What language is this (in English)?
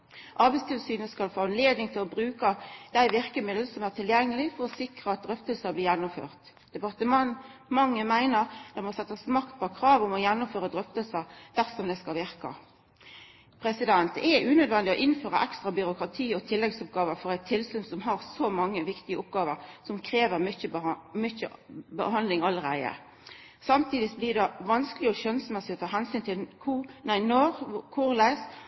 Norwegian Nynorsk